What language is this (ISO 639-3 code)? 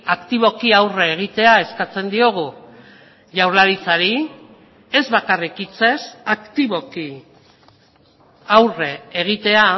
eus